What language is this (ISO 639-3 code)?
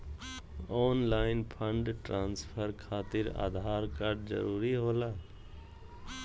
mag